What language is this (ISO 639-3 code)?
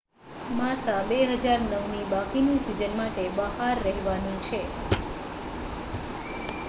guj